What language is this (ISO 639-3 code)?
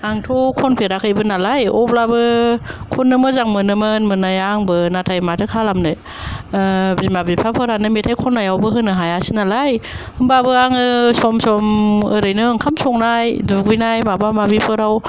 brx